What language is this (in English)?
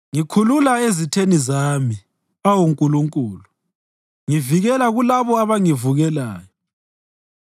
North Ndebele